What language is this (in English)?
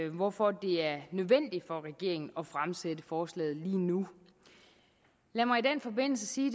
Danish